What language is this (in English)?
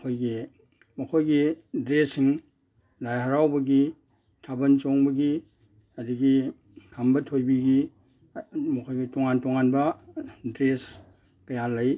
Manipuri